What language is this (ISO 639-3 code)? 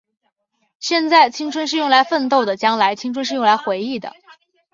zho